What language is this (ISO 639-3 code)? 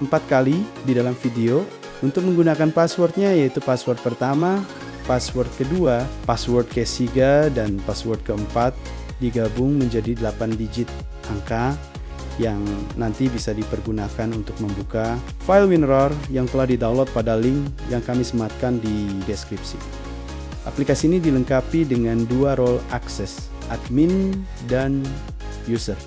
ind